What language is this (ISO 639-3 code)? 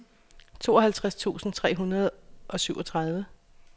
dan